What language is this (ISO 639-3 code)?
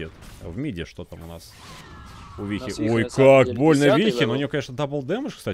rus